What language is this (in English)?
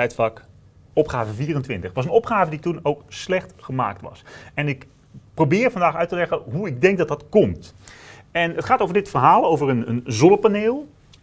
Dutch